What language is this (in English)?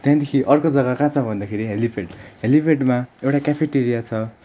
Nepali